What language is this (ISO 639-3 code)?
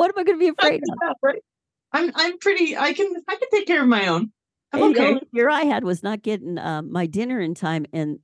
eng